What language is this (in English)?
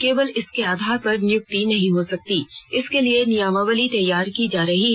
Hindi